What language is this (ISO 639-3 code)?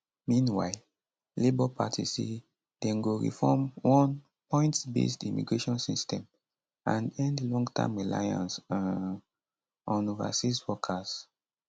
pcm